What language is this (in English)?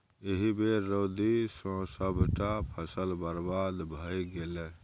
Maithili